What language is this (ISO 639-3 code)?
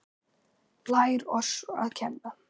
isl